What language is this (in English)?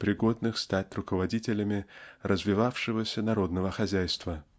Russian